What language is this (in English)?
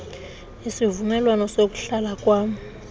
Xhosa